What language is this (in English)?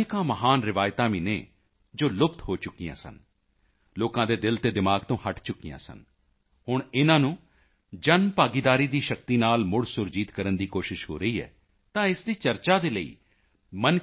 Punjabi